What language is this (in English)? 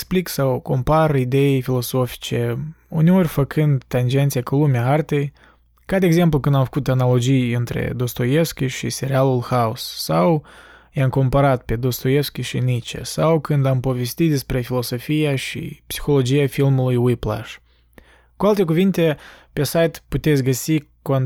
Romanian